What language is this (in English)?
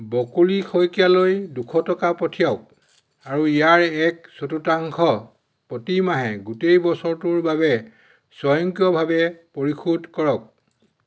Assamese